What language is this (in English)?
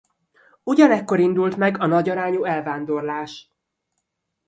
Hungarian